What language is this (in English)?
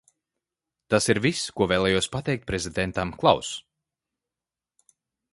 Latvian